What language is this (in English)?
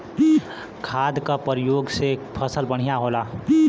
Bhojpuri